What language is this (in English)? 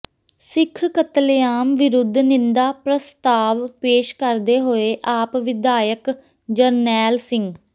Punjabi